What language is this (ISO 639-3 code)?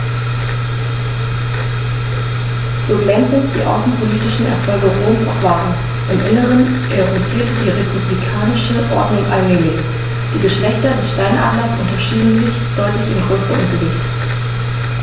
deu